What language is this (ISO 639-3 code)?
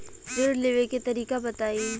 bho